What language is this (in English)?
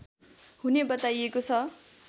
Nepali